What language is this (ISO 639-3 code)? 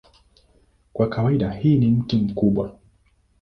swa